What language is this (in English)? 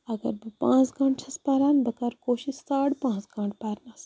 Kashmiri